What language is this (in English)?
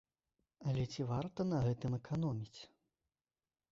Belarusian